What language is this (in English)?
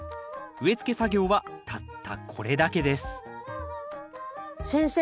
Japanese